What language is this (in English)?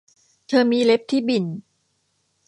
Thai